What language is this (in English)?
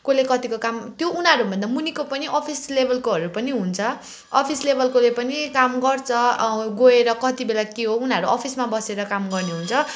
Nepali